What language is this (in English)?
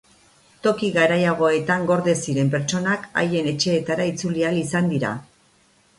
Basque